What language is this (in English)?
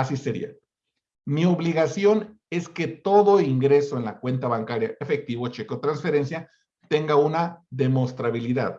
Spanish